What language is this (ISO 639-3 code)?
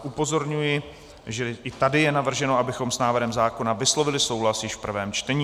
ces